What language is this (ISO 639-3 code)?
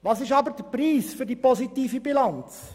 gsw